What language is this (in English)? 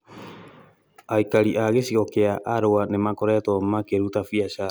Kikuyu